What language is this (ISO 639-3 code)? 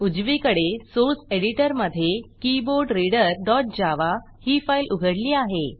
mar